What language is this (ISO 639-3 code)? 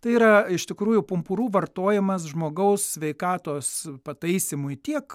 lit